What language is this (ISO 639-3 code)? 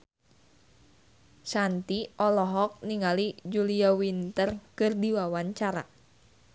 sun